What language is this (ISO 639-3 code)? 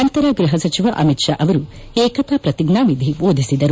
kan